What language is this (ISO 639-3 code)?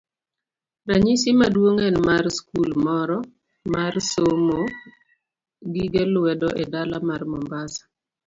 luo